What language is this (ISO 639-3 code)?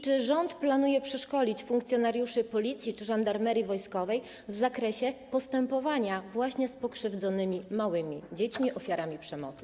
pol